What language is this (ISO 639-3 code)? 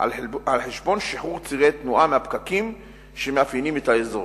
heb